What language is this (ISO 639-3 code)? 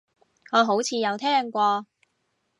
yue